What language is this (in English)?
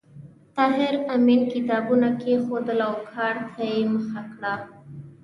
Pashto